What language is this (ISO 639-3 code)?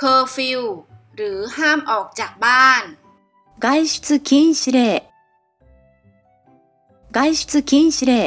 tha